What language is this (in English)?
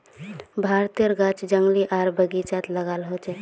Magahi